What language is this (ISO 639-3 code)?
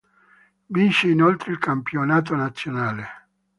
ita